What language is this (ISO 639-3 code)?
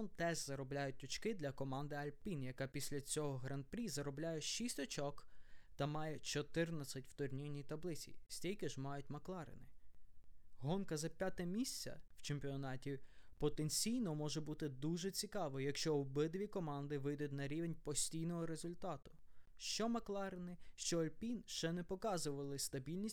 ukr